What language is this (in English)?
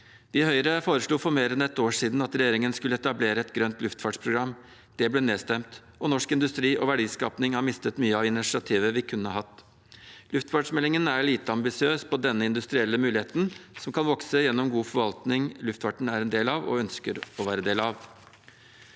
Norwegian